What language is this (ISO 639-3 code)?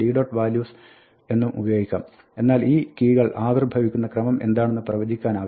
mal